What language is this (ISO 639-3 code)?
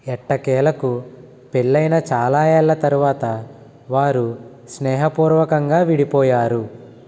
tel